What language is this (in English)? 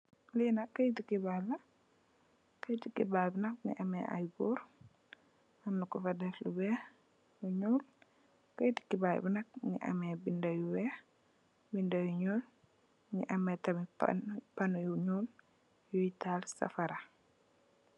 Wolof